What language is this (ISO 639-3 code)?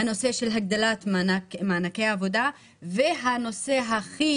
heb